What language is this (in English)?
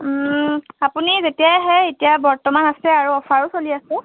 Assamese